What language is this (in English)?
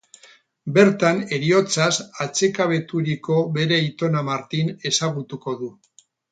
Basque